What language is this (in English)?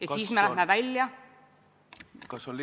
Estonian